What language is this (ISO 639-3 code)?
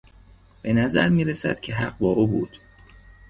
fas